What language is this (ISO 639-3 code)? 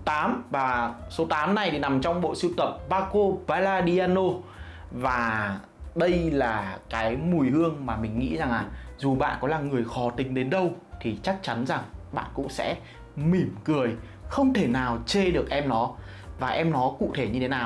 vie